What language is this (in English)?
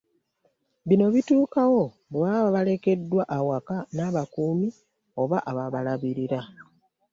Ganda